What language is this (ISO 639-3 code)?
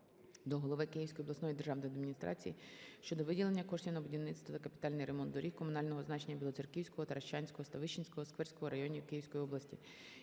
ukr